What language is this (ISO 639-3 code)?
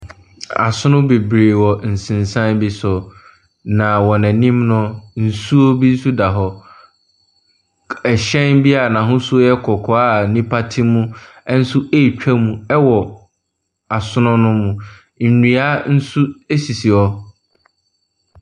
aka